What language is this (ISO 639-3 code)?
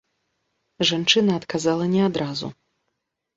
bel